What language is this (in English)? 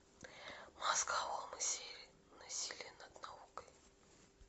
Russian